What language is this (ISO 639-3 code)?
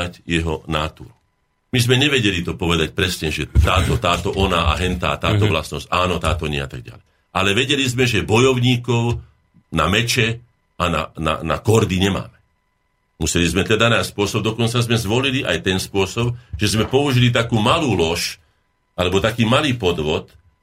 slk